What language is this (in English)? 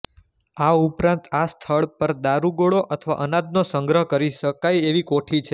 Gujarati